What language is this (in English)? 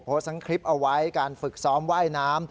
Thai